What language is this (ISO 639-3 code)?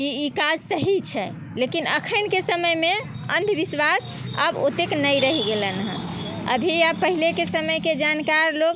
mai